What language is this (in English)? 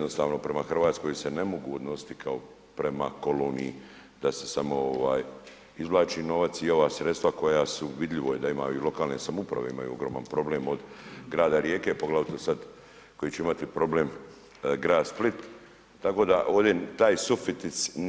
Croatian